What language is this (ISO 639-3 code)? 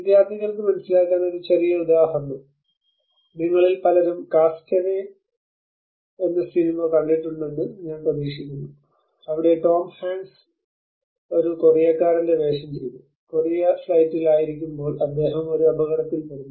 mal